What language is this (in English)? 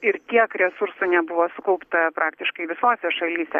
Lithuanian